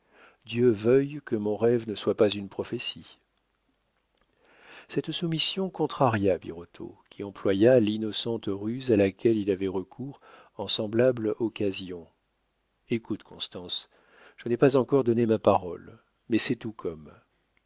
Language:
French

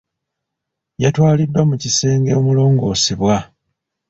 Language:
Ganda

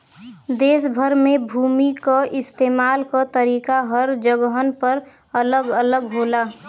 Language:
Bhojpuri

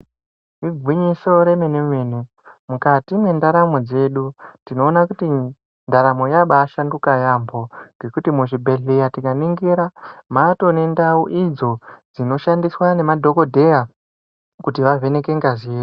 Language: Ndau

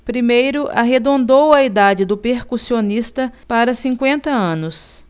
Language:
Portuguese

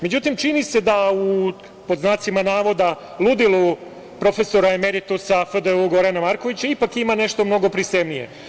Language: Serbian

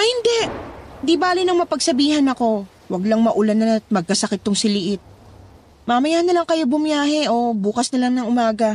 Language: Filipino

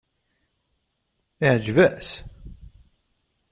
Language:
Kabyle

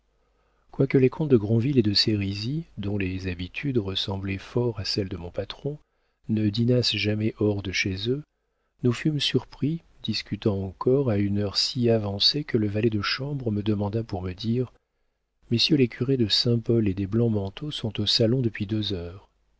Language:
French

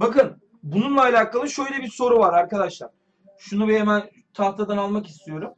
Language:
Turkish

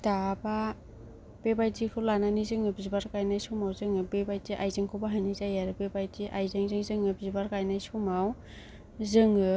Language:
Bodo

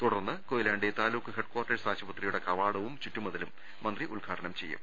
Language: Malayalam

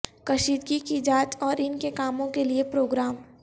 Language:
Urdu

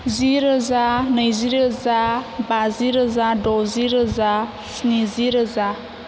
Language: Bodo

